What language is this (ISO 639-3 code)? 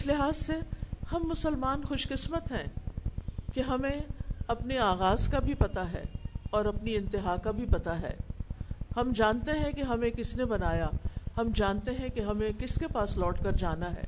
urd